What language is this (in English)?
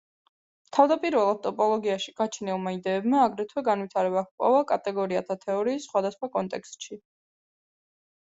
Georgian